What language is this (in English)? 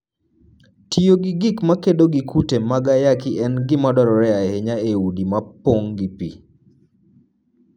Luo (Kenya and Tanzania)